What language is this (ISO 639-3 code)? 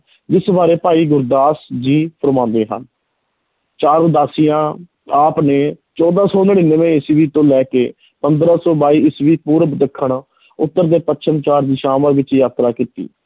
pan